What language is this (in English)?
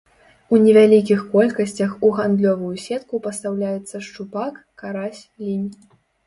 Belarusian